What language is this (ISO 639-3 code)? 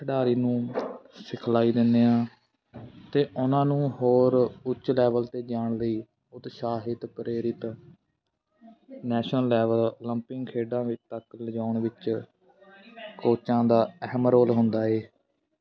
pan